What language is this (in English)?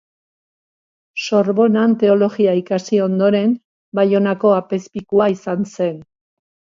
Basque